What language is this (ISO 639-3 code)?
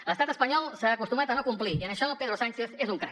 cat